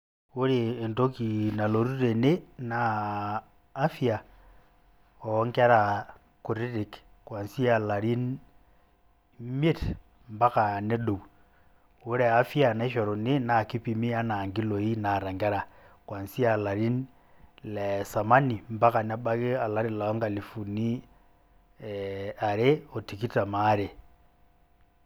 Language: Masai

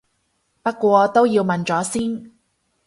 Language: Cantonese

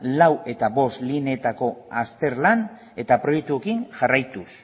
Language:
Basque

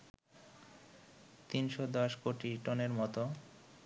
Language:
Bangla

